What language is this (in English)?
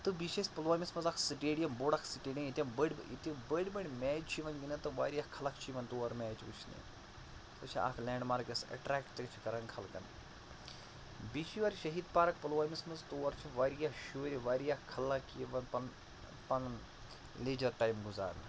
Kashmiri